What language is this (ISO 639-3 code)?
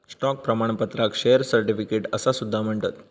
mar